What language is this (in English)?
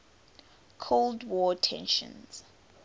English